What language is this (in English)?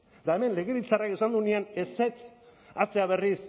Basque